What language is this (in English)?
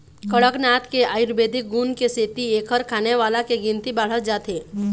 Chhattisgarhi